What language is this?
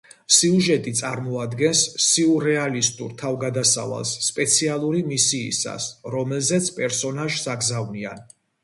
Georgian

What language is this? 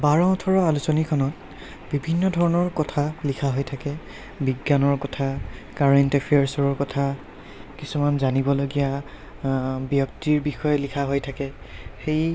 Assamese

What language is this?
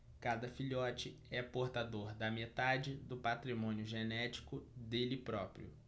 Portuguese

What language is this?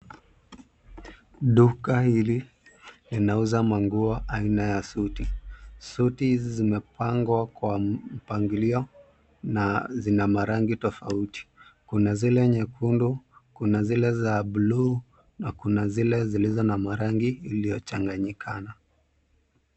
Swahili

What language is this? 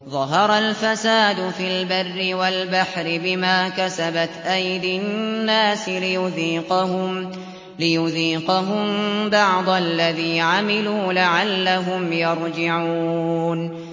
Arabic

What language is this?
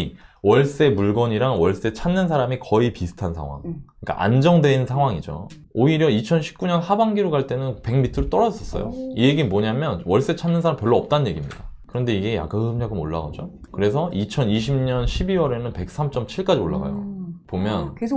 Korean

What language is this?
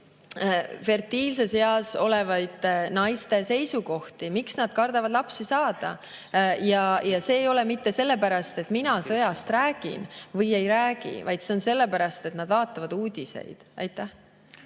Estonian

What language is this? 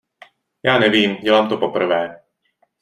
Czech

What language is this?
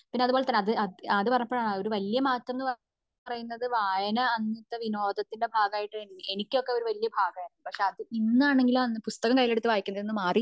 Malayalam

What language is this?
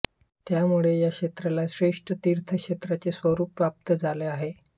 Marathi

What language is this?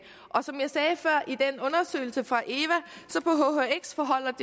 Danish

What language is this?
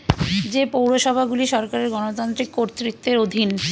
Bangla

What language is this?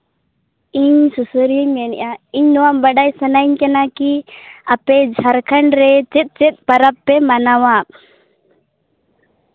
Santali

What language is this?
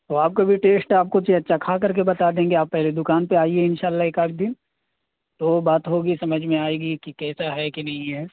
Urdu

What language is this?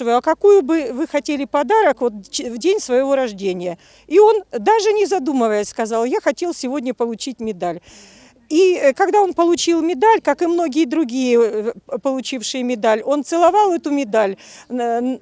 Russian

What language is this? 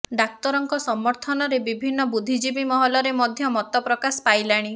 Odia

